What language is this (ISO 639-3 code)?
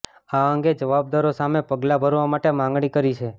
guj